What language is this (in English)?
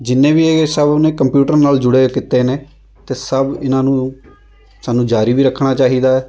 Punjabi